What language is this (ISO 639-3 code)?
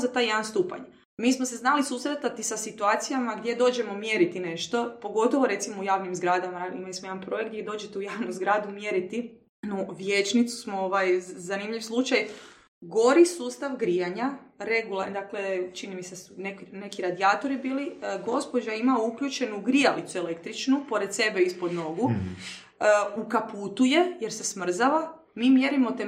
hrv